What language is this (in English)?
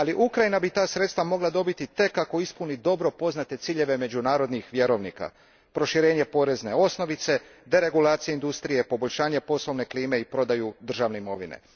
Croatian